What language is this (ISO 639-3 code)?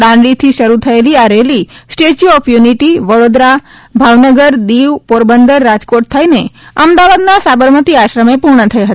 guj